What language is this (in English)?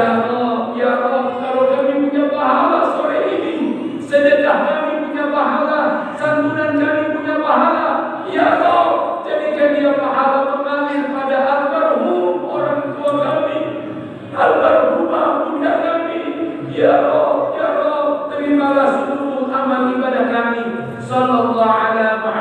Indonesian